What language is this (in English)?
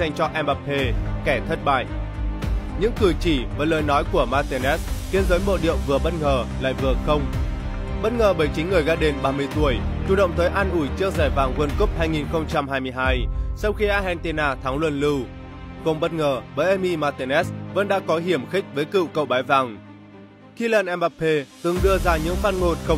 Vietnamese